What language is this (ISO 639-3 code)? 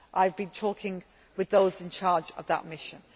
eng